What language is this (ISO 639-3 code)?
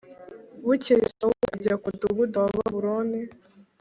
kin